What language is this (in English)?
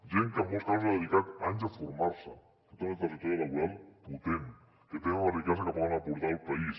Catalan